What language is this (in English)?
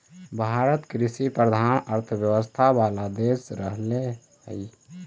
Magahi